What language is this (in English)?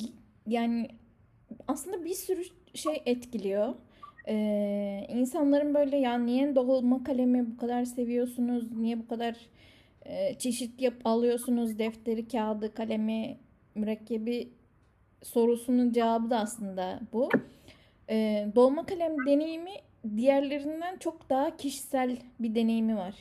Turkish